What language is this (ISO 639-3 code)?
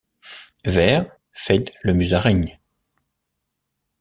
fra